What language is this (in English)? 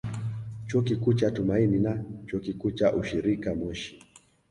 Swahili